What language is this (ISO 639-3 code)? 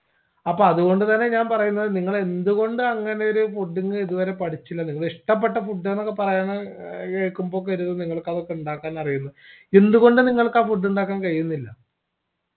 mal